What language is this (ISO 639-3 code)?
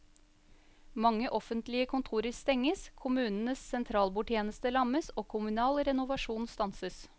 nor